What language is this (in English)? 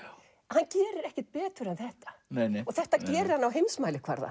Icelandic